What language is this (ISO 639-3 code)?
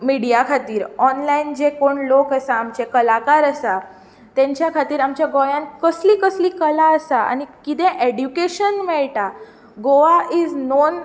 kok